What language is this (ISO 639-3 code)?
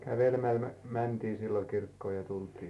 fin